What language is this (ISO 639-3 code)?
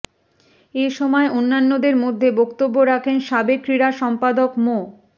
ben